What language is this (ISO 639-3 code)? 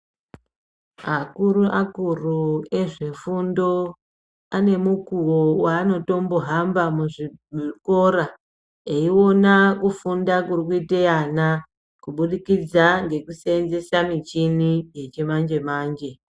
ndc